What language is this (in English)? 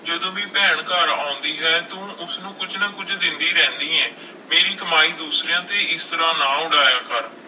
Punjabi